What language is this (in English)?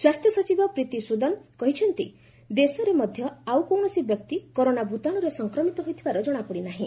Odia